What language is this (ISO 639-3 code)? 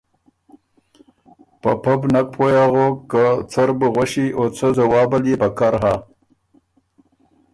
oru